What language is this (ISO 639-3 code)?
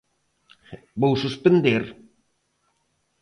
glg